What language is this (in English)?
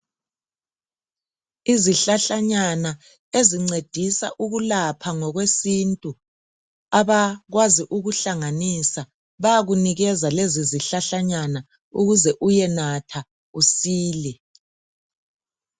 North Ndebele